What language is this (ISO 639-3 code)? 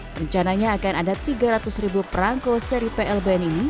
ind